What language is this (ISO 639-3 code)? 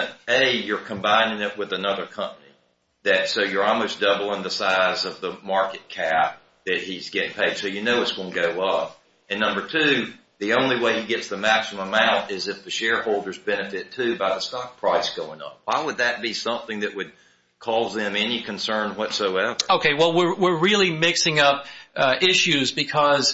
eng